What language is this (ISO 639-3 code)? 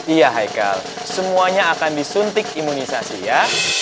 ind